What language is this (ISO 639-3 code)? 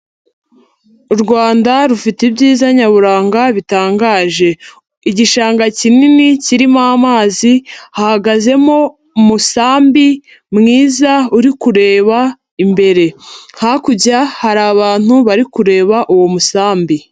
kin